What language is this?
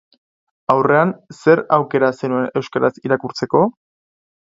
Basque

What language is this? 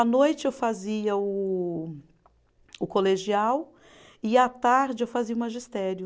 Portuguese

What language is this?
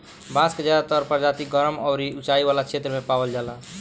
Bhojpuri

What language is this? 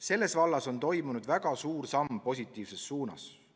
Estonian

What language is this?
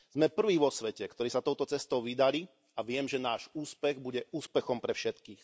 Slovak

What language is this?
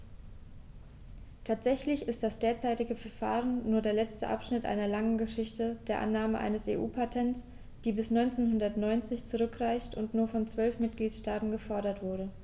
German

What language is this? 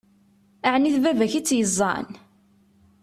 Kabyle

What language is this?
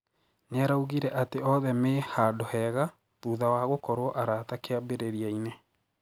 Kikuyu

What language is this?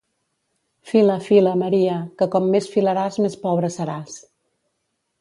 Catalan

